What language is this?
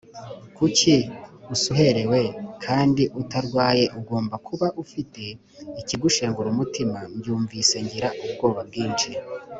Kinyarwanda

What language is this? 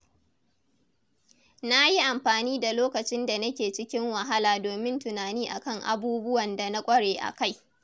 Hausa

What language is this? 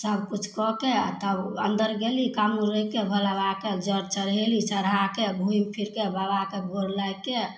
Maithili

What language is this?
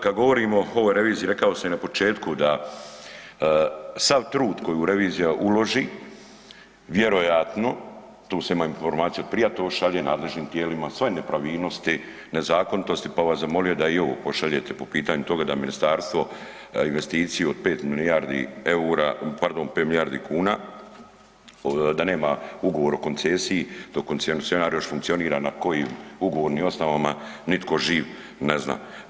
Croatian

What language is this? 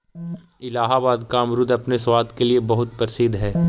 Magahi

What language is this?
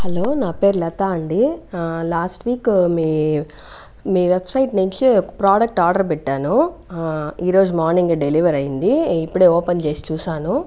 Telugu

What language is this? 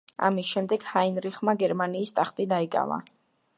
Georgian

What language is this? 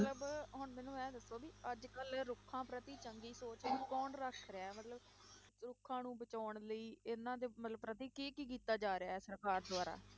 Punjabi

